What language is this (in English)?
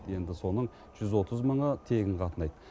Kazakh